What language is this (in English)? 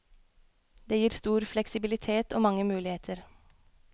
Norwegian